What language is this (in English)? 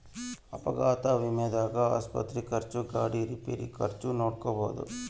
Kannada